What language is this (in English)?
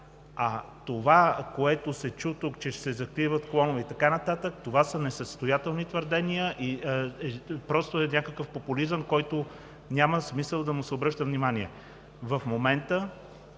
Bulgarian